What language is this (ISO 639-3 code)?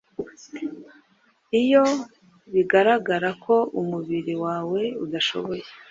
kin